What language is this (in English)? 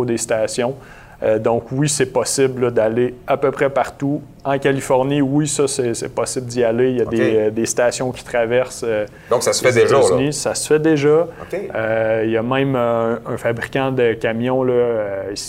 French